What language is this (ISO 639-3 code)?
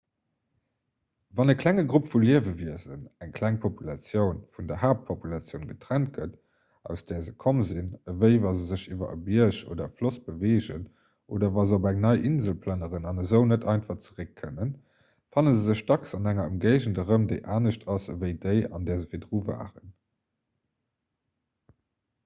ltz